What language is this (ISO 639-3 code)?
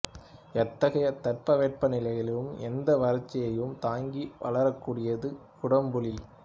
tam